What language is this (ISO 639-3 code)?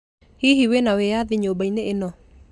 kik